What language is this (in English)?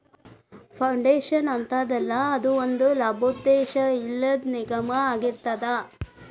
Kannada